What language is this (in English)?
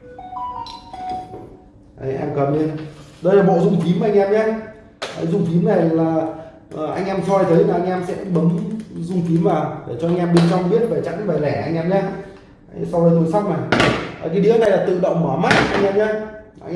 Vietnamese